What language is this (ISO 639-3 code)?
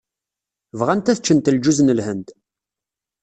kab